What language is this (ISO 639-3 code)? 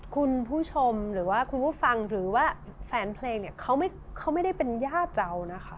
tha